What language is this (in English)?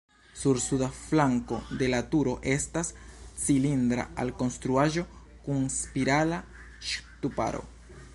Esperanto